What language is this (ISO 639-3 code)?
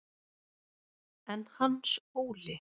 isl